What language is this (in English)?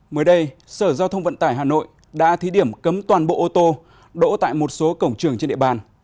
Vietnamese